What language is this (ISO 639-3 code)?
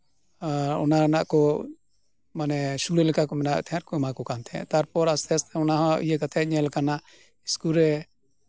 sat